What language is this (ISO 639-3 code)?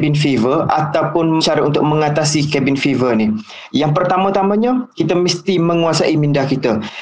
msa